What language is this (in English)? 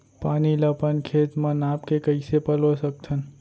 Chhattisgarhi